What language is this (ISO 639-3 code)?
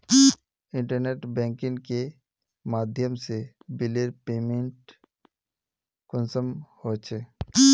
mag